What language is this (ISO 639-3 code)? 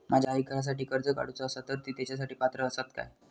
mar